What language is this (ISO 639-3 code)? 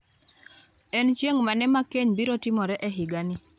luo